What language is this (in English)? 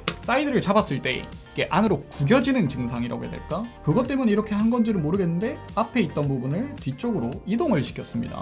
Korean